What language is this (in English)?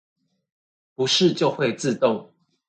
Chinese